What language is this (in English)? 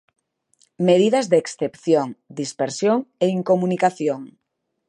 Galician